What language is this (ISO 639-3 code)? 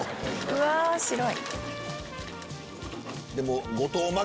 jpn